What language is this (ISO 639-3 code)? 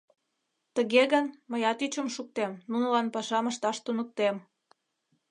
chm